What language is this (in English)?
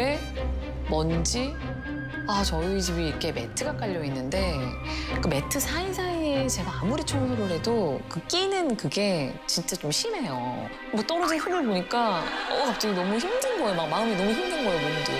Korean